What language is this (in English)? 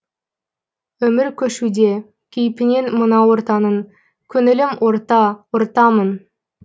Kazakh